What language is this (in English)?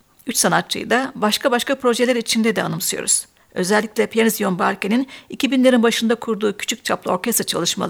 Turkish